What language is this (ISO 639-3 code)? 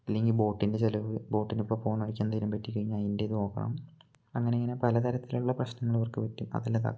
mal